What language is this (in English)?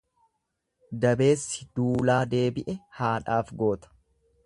Oromo